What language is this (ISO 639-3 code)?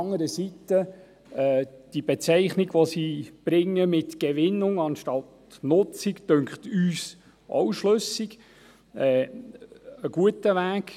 gsw